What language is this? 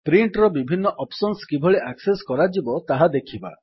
Odia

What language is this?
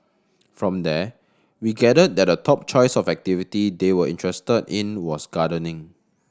English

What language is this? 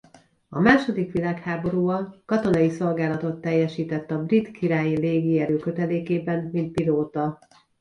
Hungarian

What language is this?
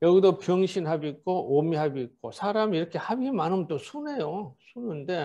Korean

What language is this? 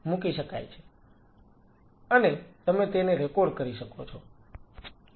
Gujarati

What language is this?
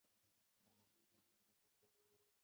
Chinese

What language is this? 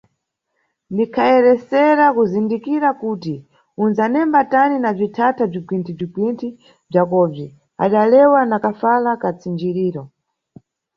Nyungwe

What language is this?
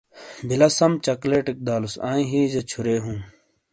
Shina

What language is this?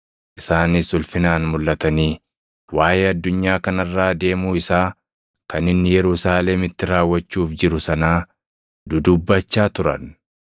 Oromo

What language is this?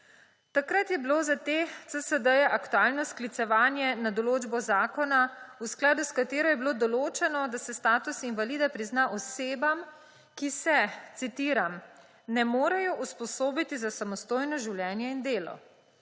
Slovenian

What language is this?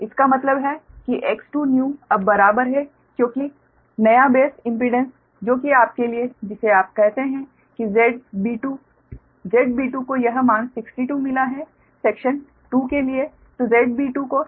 Hindi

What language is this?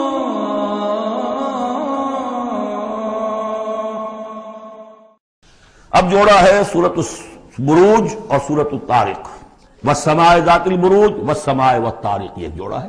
Hindi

